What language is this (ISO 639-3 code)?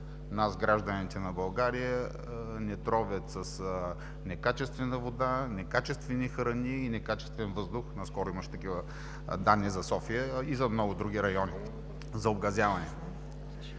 bul